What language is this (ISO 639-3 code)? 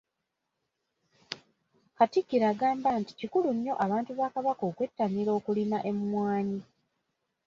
lug